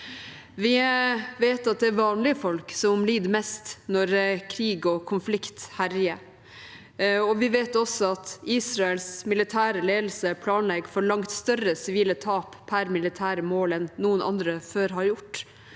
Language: Norwegian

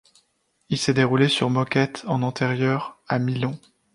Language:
French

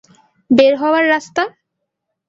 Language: Bangla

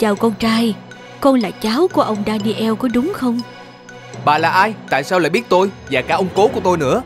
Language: Vietnamese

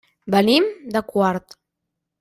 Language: Catalan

